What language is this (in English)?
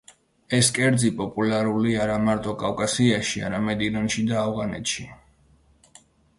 Georgian